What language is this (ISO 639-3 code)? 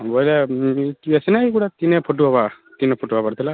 ori